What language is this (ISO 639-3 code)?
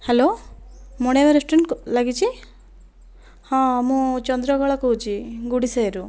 ori